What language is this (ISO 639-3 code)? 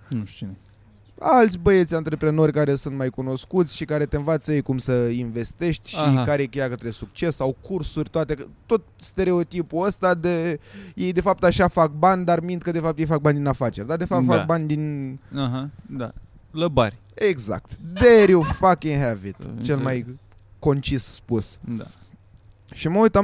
ron